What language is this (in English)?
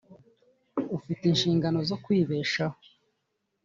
Kinyarwanda